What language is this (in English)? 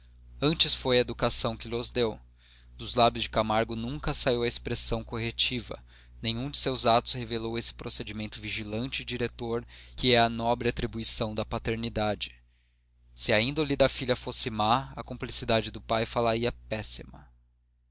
Portuguese